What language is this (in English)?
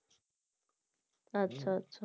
Bangla